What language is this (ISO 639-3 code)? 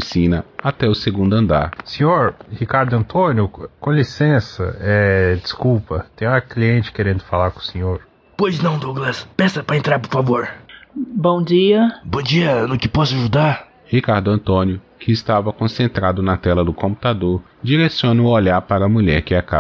por